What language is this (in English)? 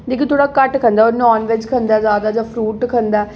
Dogri